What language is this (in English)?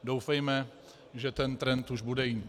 Czech